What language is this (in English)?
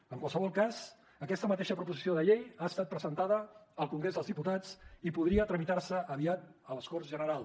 Catalan